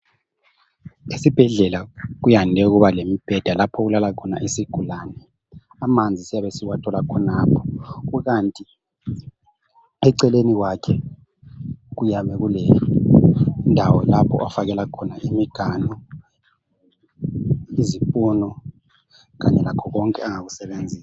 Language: North Ndebele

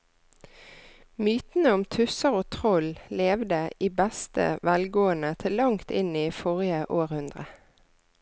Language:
Norwegian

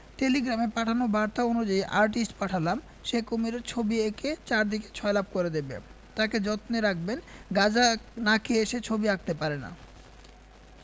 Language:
Bangla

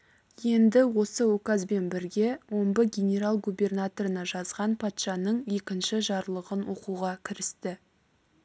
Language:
Kazakh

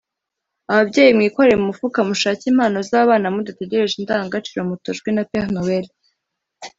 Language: Kinyarwanda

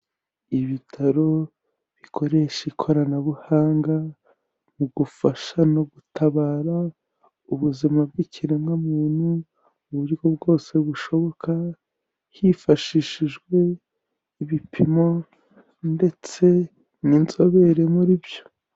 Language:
Kinyarwanda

